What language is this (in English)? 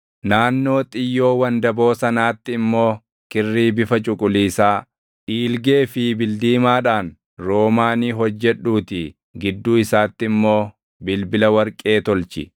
Oromo